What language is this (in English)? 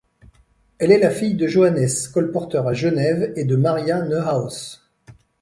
French